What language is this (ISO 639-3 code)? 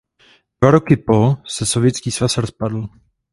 ces